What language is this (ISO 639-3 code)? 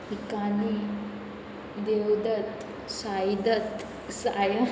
kok